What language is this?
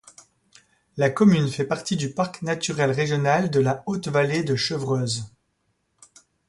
French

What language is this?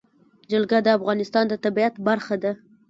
Pashto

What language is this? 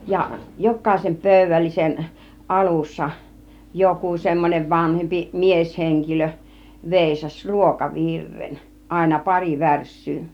Finnish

